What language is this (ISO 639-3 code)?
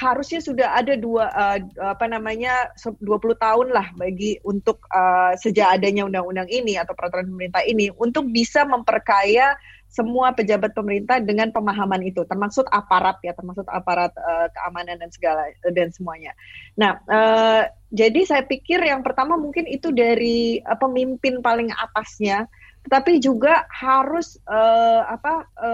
ind